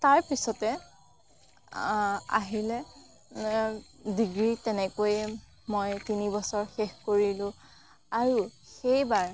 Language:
Assamese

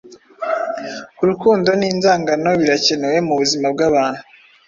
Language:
Kinyarwanda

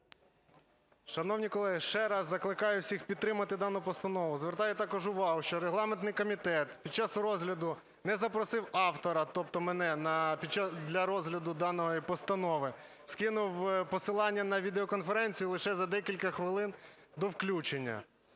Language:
Ukrainian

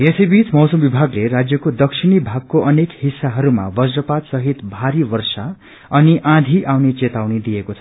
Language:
Nepali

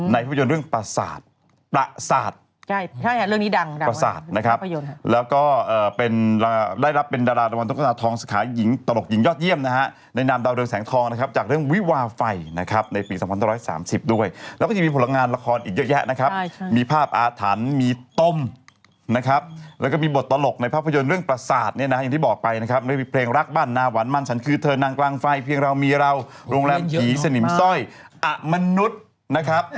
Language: Thai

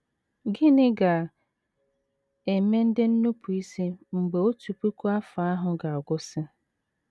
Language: Igbo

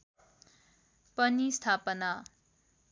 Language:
Nepali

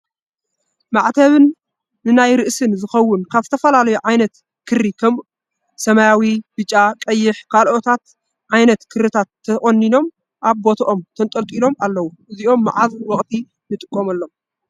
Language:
Tigrinya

